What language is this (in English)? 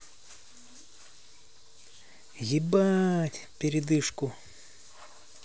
Russian